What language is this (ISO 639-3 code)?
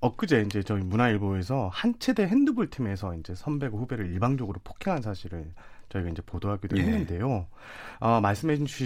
kor